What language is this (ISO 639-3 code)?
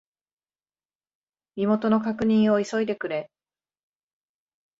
jpn